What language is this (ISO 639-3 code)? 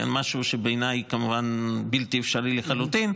heb